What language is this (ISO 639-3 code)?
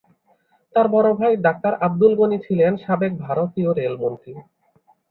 ben